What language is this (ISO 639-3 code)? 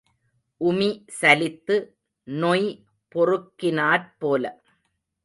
tam